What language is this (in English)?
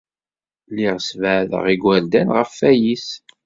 Kabyle